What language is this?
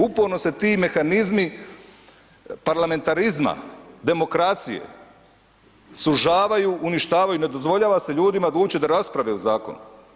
Croatian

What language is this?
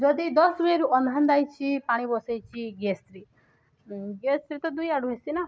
Odia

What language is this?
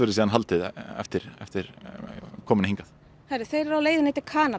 Icelandic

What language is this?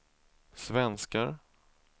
Swedish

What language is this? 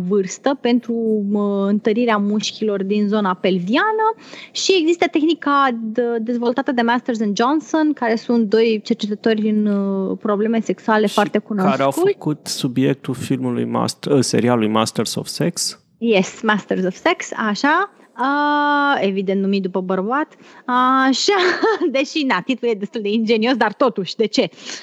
Romanian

